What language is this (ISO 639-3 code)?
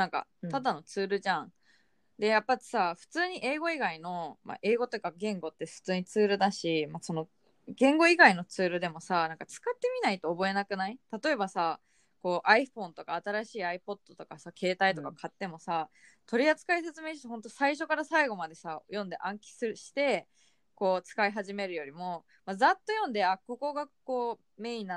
jpn